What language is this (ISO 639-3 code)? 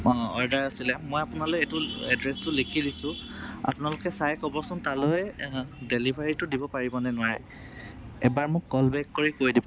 asm